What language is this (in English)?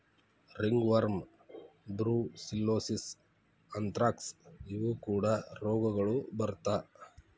Kannada